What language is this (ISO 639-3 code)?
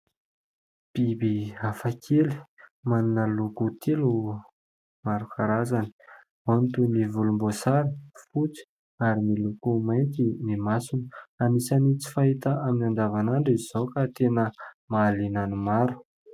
mlg